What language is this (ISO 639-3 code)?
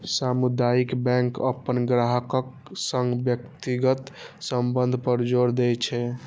mai